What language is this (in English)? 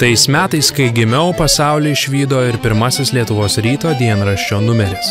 Lithuanian